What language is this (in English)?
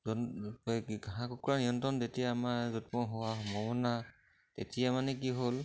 Assamese